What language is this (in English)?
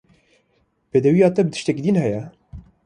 Kurdish